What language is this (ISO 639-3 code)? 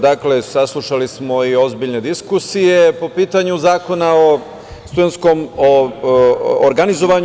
srp